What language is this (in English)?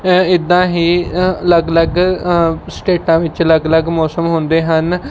Punjabi